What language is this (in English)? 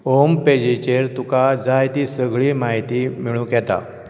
Konkani